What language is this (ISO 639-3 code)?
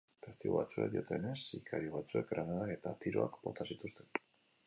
eus